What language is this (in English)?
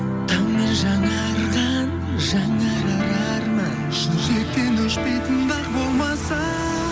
Kazakh